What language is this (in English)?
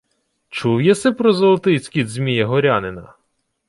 Ukrainian